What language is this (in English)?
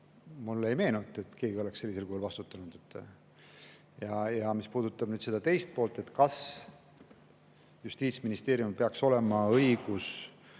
Estonian